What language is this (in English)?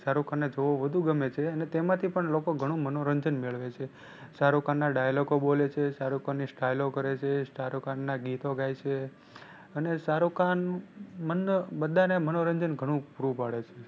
Gujarati